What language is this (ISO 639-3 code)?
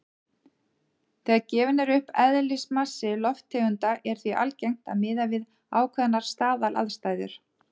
isl